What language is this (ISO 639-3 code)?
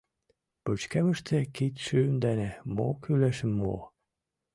chm